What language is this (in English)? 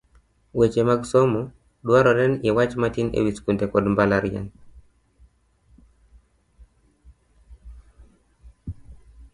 Luo (Kenya and Tanzania)